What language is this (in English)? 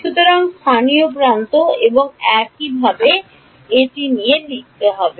Bangla